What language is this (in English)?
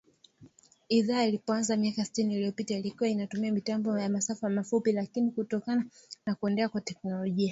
Swahili